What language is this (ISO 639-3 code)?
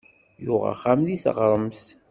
kab